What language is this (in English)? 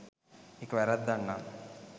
Sinhala